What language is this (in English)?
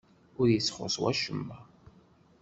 Kabyle